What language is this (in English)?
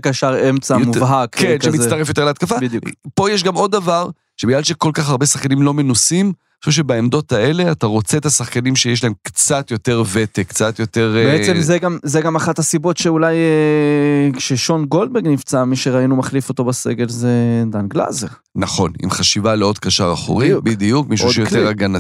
Hebrew